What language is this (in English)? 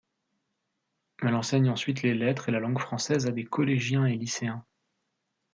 French